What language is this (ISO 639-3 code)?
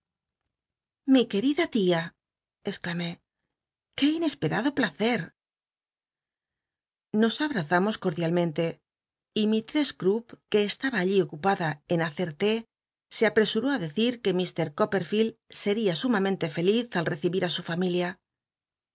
spa